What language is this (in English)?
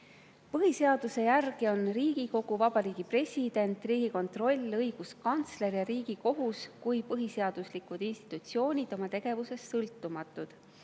Estonian